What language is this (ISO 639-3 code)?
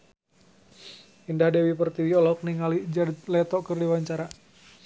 sun